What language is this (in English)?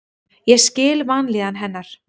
Icelandic